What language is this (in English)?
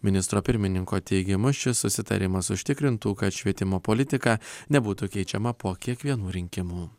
Lithuanian